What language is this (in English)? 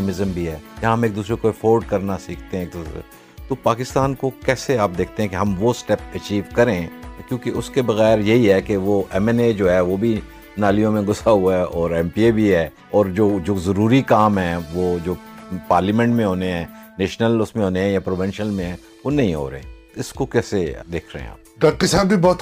Urdu